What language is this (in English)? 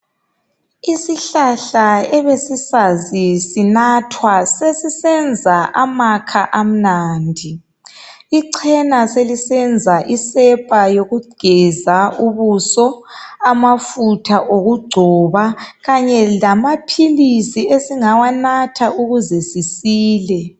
North Ndebele